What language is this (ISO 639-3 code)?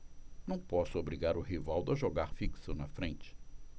por